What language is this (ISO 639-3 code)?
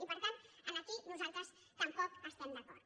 cat